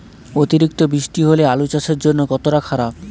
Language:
Bangla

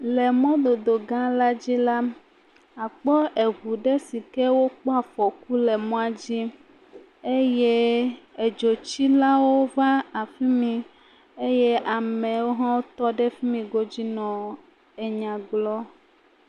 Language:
Ewe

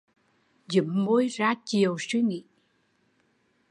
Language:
Vietnamese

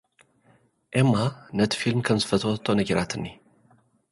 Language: Tigrinya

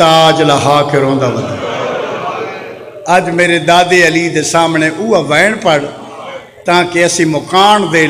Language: Arabic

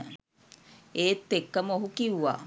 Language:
Sinhala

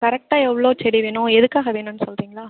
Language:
Tamil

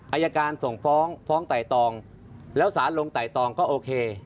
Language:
Thai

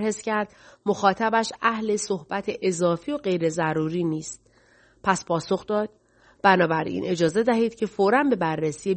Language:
Persian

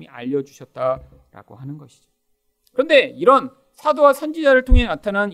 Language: Korean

